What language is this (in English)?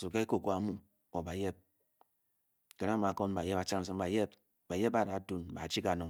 Bokyi